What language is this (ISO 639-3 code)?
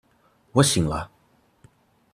zho